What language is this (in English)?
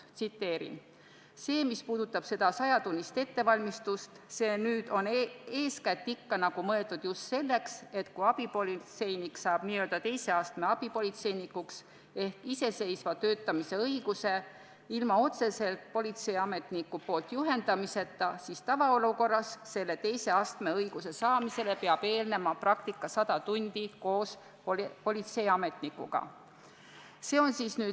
Estonian